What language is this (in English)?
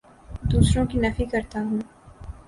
Urdu